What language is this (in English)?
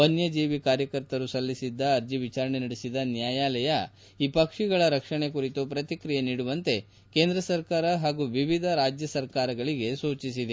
Kannada